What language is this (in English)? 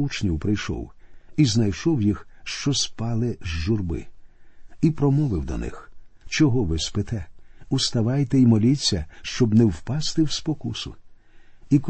Ukrainian